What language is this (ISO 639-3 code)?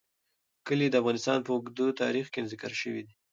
pus